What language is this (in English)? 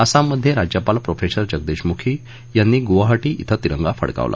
Marathi